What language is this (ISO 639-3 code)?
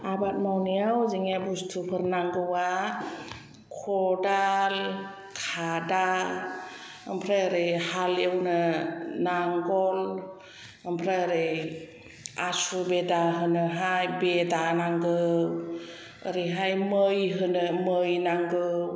brx